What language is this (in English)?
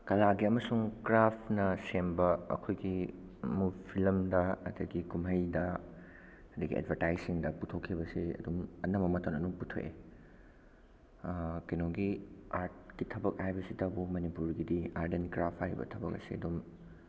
Manipuri